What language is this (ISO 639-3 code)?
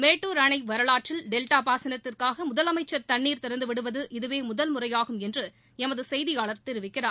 tam